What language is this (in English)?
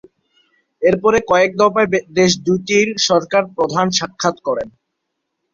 Bangla